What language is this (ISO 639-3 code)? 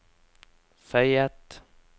nor